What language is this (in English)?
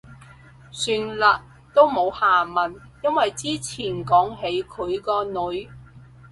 Cantonese